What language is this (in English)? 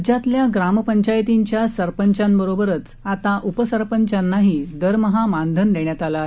Marathi